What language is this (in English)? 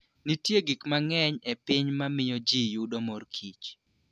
Luo (Kenya and Tanzania)